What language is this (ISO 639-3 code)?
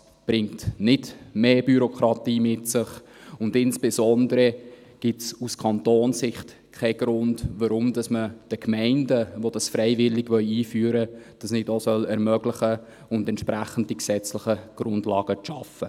gsw